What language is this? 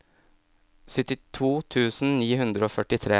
Norwegian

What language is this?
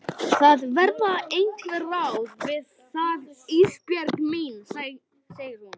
Icelandic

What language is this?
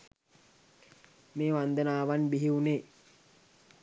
Sinhala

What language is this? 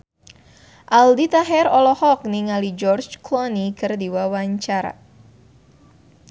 Sundanese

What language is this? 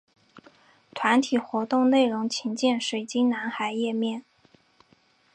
Chinese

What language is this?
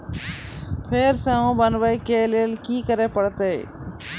Maithili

